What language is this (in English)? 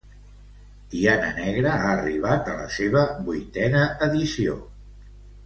Catalan